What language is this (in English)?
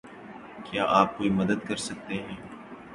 Urdu